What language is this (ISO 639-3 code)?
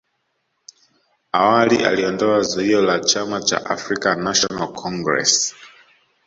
swa